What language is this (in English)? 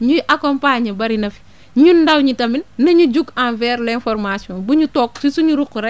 Wolof